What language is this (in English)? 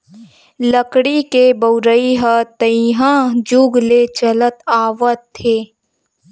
Chhattisgarhi